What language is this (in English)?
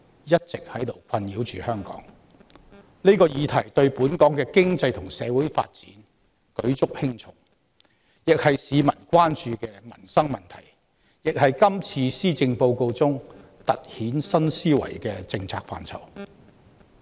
Cantonese